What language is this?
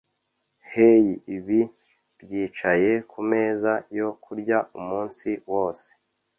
Kinyarwanda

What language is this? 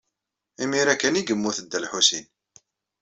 Kabyle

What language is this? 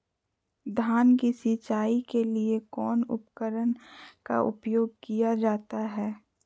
Magahi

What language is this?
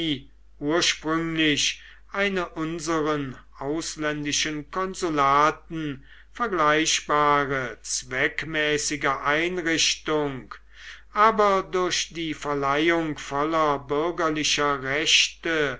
German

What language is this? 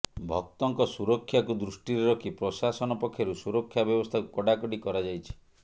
Odia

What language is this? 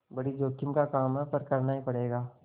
Hindi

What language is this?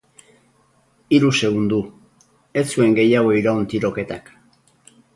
Basque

